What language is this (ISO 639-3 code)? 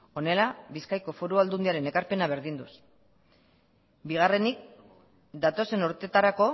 eus